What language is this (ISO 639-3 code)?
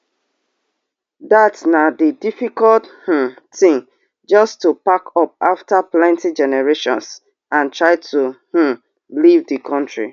pcm